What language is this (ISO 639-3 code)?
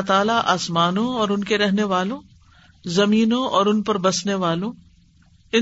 urd